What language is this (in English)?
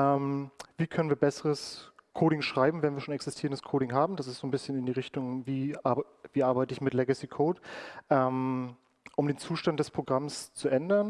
German